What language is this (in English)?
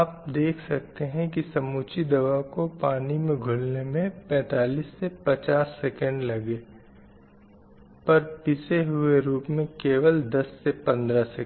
Hindi